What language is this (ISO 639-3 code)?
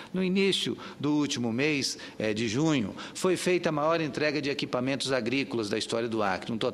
por